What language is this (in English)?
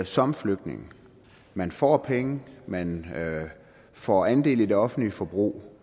Danish